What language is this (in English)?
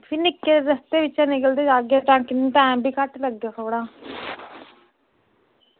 Dogri